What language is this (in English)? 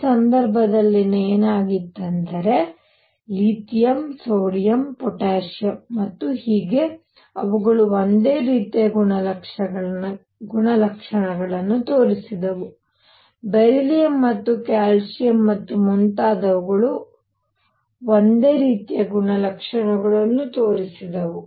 Kannada